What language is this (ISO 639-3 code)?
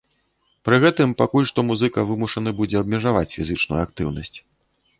bel